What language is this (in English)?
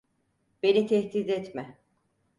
Turkish